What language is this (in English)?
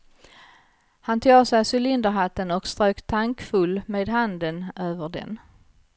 Swedish